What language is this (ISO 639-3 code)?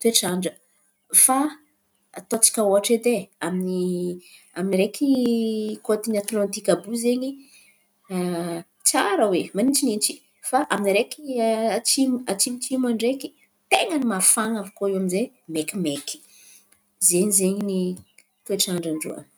xmv